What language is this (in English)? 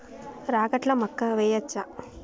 Telugu